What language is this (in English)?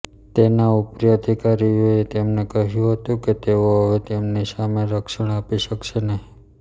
Gujarati